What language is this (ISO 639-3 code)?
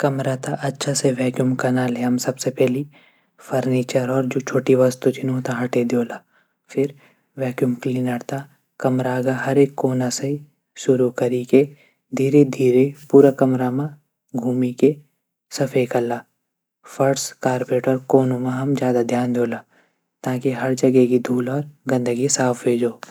gbm